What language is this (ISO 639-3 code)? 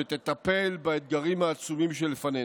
heb